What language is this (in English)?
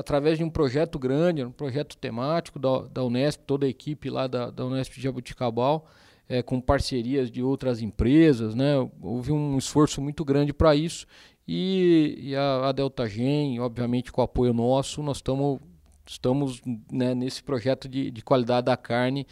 Portuguese